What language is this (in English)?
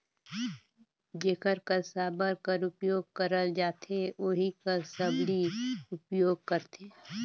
Chhattisgarhi